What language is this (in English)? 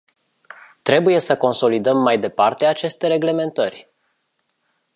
Romanian